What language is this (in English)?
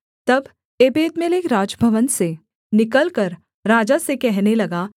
Hindi